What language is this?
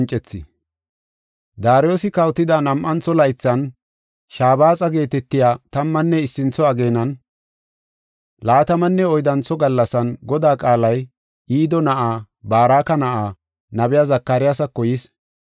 Gofa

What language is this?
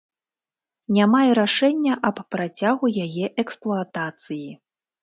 Belarusian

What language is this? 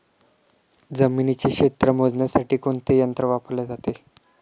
Marathi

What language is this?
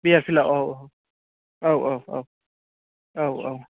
Bodo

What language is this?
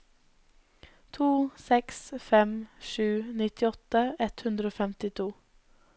Norwegian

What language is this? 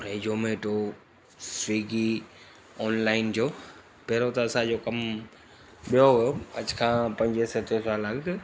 Sindhi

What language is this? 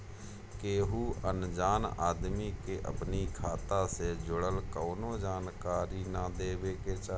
Bhojpuri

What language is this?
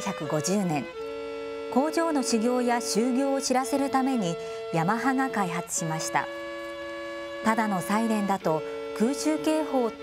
Japanese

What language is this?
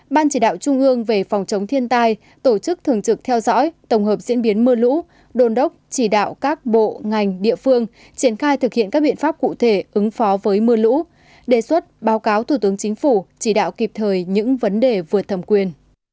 Vietnamese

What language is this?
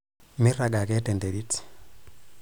Masai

